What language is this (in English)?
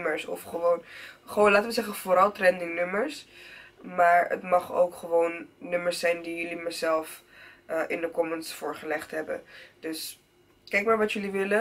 Dutch